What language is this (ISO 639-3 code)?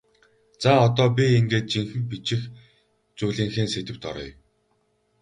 mon